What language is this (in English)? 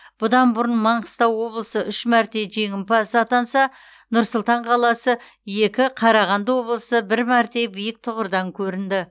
Kazakh